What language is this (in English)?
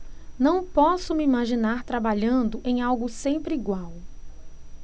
Portuguese